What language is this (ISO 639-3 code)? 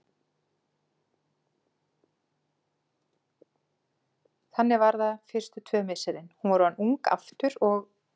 isl